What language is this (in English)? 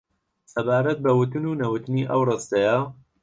Central Kurdish